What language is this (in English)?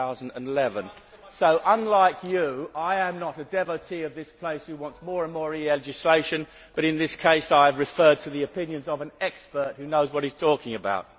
English